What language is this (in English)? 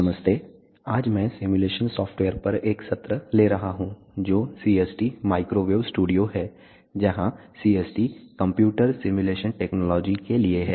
Hindi